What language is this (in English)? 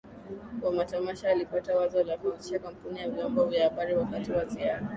Swahili